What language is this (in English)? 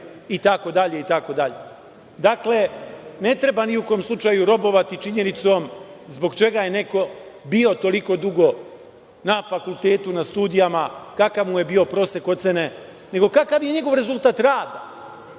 Serbian